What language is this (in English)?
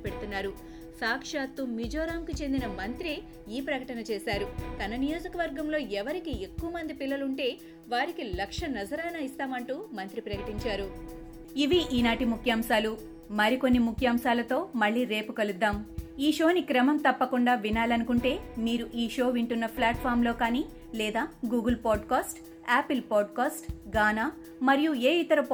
Telugu